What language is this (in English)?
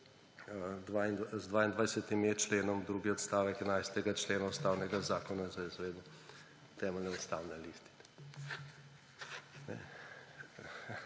Slovenian